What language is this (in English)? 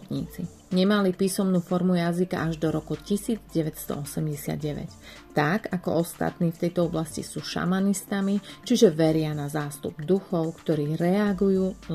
Slovak